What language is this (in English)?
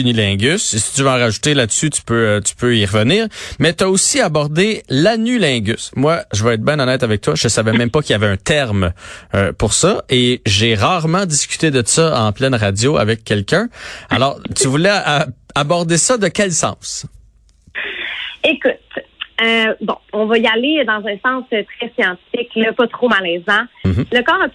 French